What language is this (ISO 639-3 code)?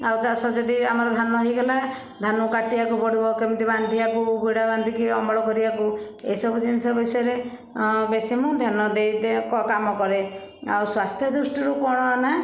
ori